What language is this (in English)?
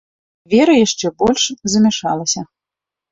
Belarusian